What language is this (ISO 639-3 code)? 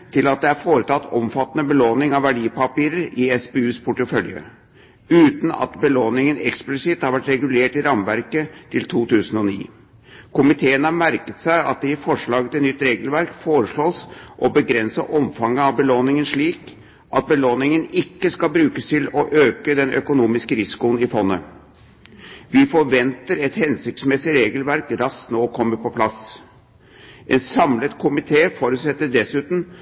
nob